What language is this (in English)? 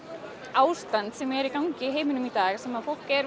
Icelandic